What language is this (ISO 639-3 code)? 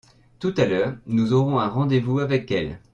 fra